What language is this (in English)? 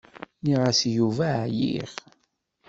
Kabyle